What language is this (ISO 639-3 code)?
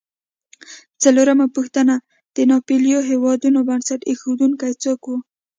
pus